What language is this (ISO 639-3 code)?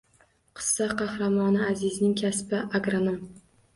uzb